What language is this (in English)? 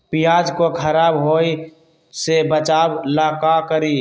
Magahi